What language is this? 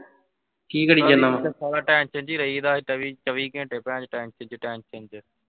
Punjabi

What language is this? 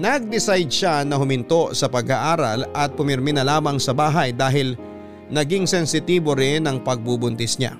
Filipino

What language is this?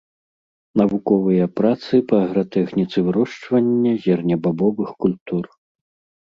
Belarusian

